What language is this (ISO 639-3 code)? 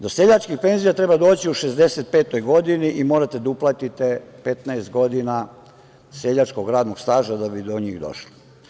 srp